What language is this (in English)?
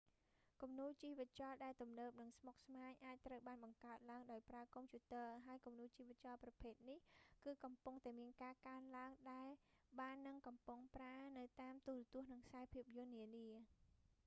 Khmer